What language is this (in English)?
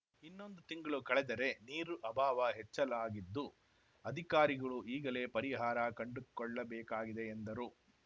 Kannada